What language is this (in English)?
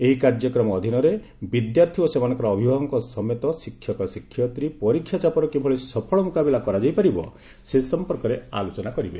Odia